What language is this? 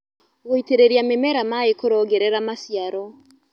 Kikuyu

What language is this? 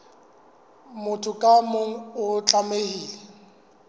Southern Sotho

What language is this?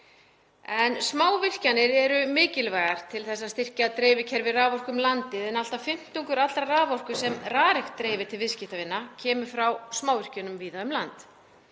Icelandic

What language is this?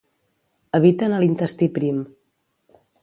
Catalan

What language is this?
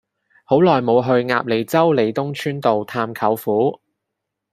Cantonese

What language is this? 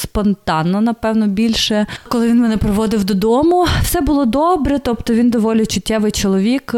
Ukrainian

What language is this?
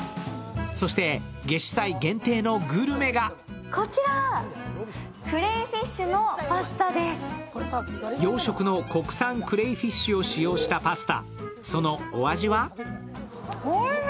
Japanese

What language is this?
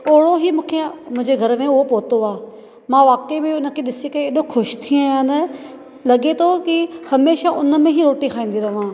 Sindhi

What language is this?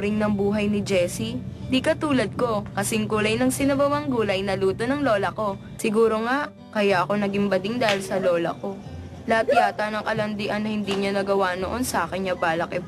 Filipino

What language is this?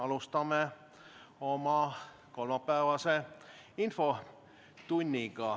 Estonian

